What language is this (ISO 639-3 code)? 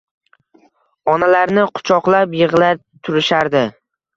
uzb